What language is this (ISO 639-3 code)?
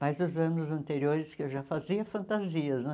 por